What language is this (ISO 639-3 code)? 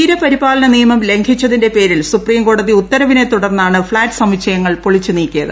mal